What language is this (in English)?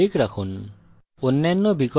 Bangla